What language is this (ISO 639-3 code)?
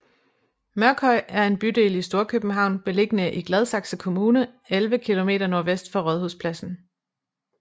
dan